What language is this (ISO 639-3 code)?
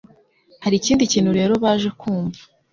kin